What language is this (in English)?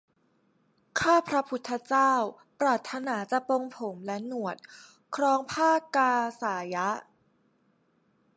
Thai